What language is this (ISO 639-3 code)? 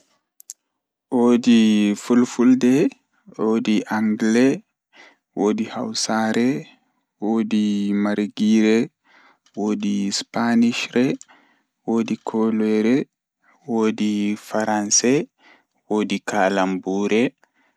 ful